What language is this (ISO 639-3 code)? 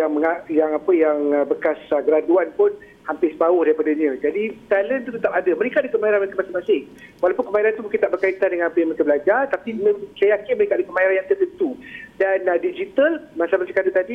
msa